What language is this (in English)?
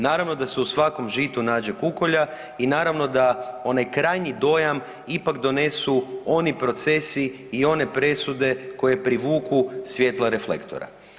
Croatian